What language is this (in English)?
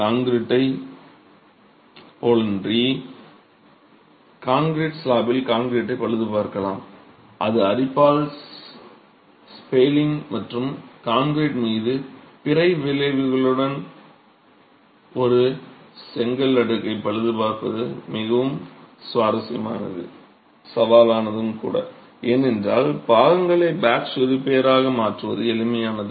Tamil